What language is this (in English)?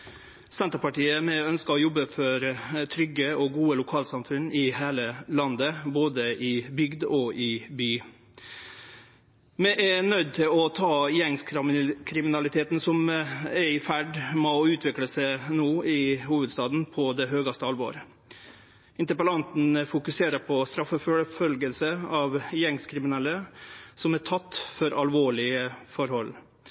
Norwegian Nynorsk